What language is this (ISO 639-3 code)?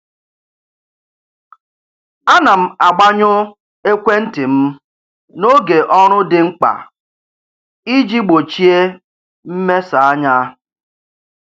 ibo